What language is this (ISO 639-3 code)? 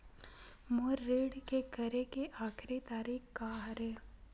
hne